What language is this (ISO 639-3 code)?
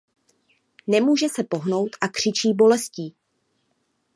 ces